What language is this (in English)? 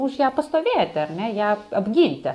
Lithuanian